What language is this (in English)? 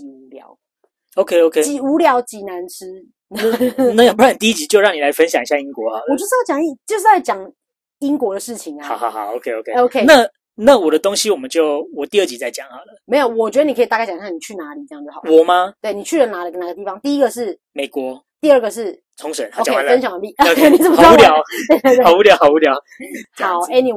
Chinese